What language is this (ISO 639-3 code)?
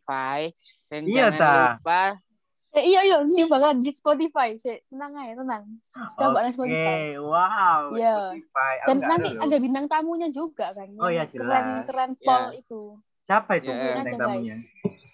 ind